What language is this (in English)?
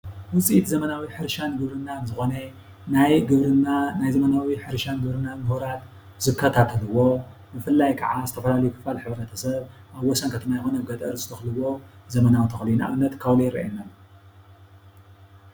Tigrinya